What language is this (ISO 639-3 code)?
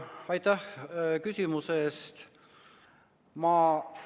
est